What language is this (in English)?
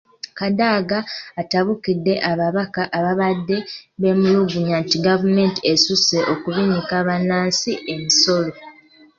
Ganda